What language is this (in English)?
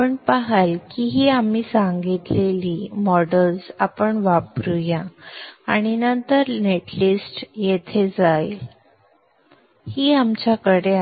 Marathi